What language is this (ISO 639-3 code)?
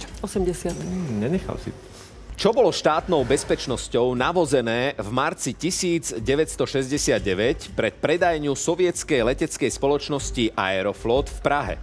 slk